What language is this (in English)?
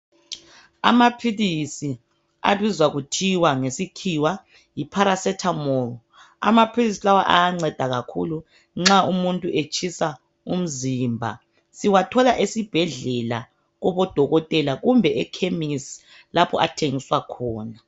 North Ndebele